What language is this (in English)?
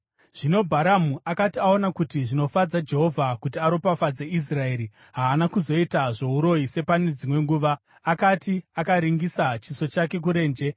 Shona